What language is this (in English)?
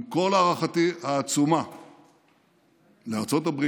Hebrew